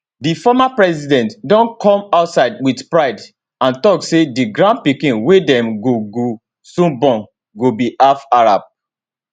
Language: Nigerian Pidgin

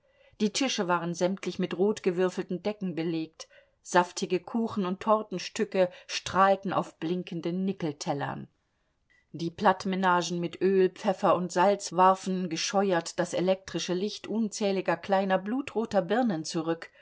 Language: German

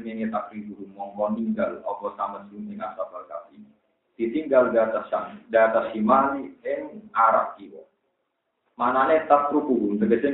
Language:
Indonesian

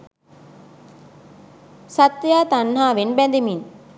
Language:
Sinhala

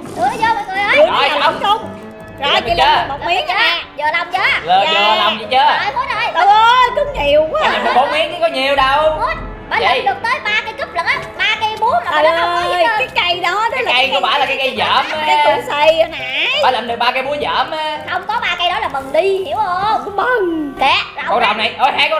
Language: Vietnamese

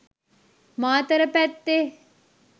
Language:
Sinhala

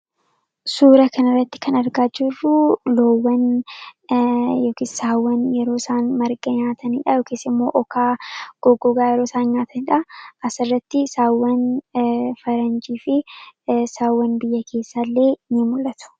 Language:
Oromo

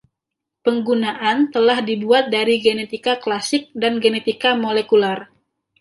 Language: Indonesian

